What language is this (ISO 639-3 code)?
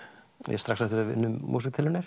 isl